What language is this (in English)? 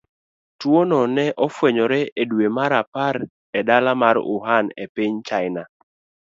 Luo (Kenya and Tanzania)